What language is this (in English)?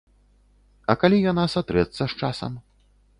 Belarusian